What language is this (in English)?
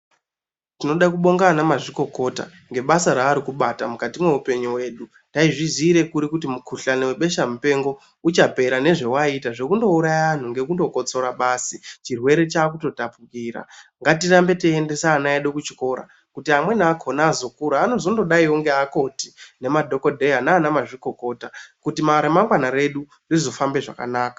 Ndau